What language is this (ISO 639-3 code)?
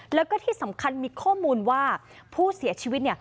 tha